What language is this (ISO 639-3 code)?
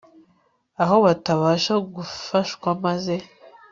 kin